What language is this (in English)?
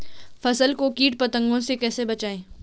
Hindi